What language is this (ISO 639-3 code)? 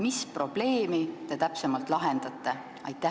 est